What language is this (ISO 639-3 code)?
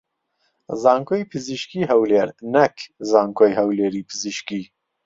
ckb